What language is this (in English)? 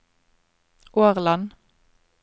Norwegian